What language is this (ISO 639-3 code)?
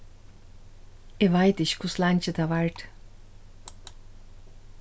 fao